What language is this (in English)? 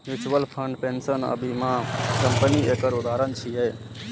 Maithili